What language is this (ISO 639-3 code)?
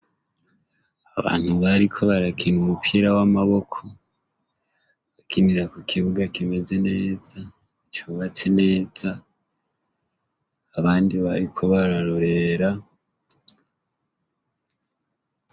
run